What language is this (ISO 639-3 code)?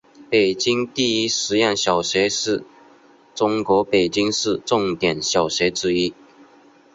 zho